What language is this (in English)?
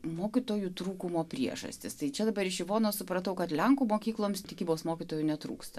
Lithuanian